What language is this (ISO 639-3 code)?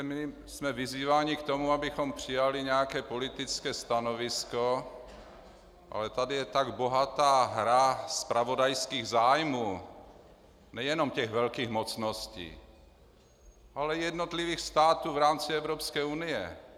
ces